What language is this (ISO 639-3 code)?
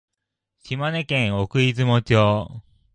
jpn